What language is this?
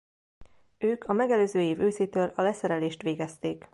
Hungarian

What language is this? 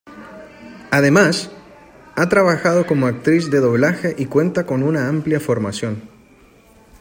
Spanish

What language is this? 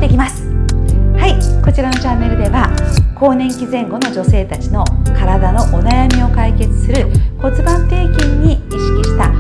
Japanese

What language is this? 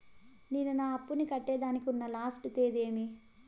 Telugu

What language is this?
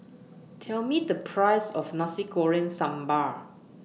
English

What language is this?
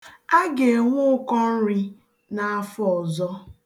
Igbo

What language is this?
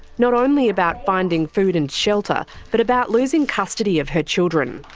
English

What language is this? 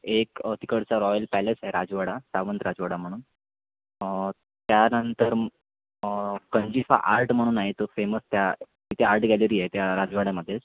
Marathi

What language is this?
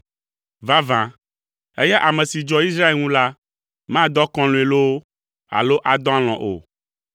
Ewe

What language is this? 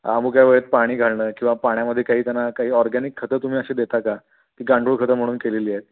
Marathi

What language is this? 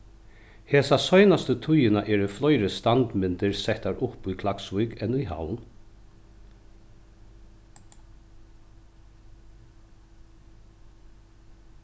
Faroese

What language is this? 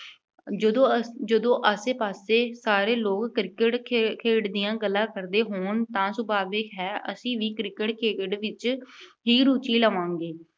Punjabi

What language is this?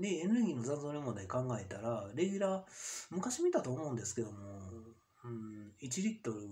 Japanese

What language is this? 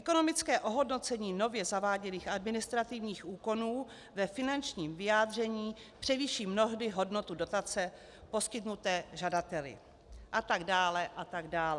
Czech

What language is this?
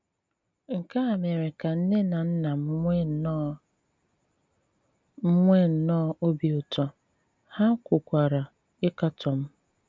Igbo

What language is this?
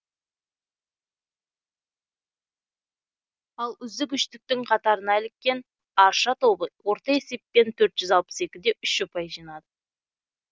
Kazakh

